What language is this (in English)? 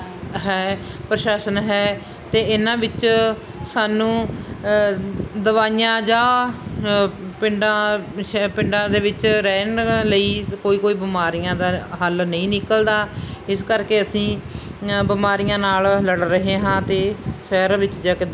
Punjabi